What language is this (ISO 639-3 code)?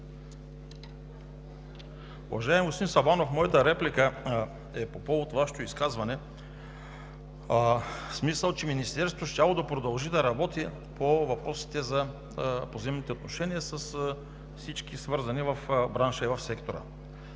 bul